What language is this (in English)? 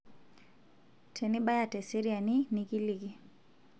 Masai